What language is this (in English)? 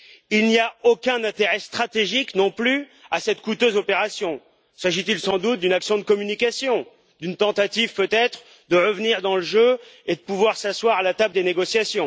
French